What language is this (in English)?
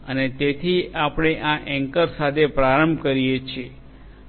Gujarati